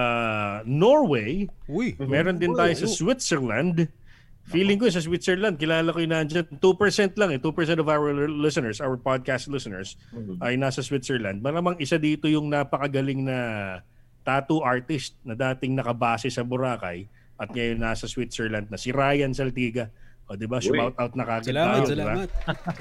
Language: Filipino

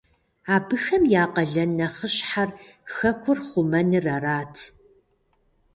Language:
Kabardian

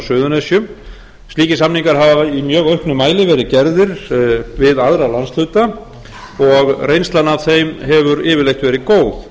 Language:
Icelandic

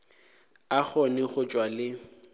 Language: Northern Sotho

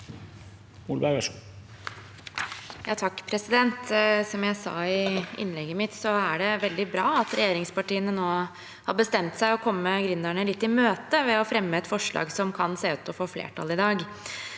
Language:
Norwegian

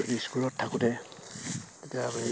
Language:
Assamese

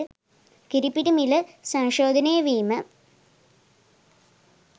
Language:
Sinhala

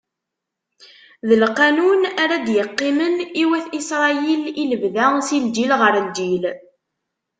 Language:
Kabyle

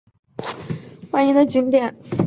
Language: Chinese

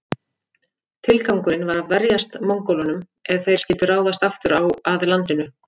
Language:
Icelandic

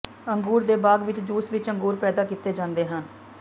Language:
Punjabi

